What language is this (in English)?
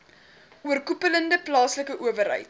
Afrikaans